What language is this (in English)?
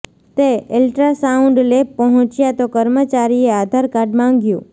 Gujarati